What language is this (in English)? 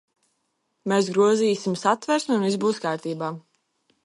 Latvian